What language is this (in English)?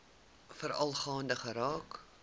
Afrikaans